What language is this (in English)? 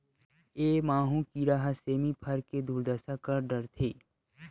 Chhattisgarhi